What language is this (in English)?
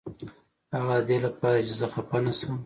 Pashto